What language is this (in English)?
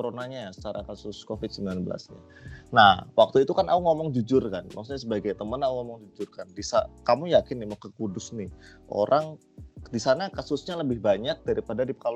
Indonesian